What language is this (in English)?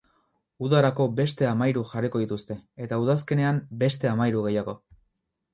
Basque